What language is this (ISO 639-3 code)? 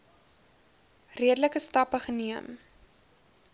afr